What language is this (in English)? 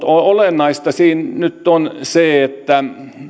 Finnish